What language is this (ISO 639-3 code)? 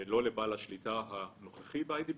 heb